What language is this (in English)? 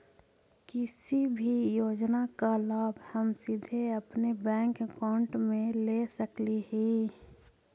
Magahi